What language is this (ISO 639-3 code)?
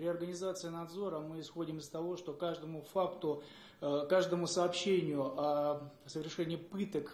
rus